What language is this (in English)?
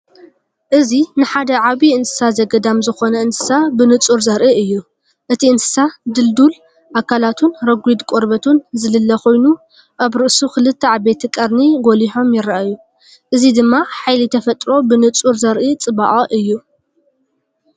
Tigrinya